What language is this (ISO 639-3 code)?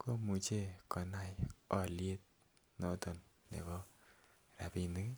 kln